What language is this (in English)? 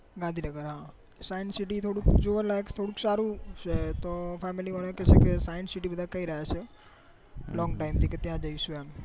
Gujarati